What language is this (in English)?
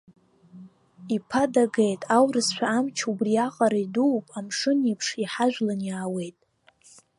Abkhazian